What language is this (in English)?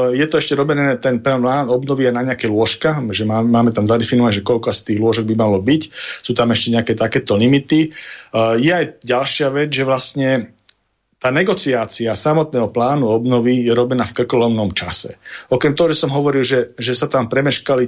Slovak